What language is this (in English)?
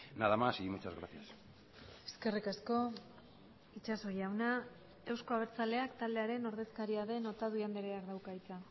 Basque